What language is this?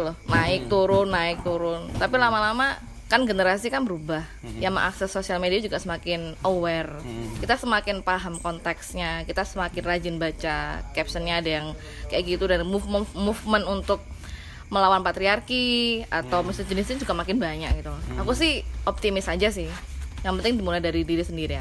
Indonesian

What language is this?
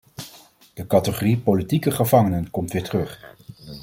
Dutch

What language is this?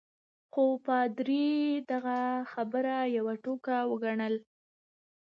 Pashto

